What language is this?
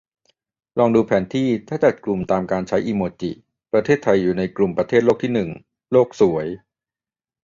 Thai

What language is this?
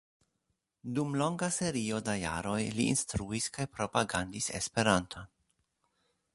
Esperanto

